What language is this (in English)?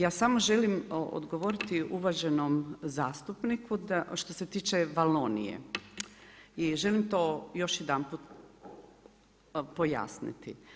Croatian